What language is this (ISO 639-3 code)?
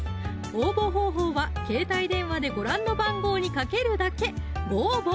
jpn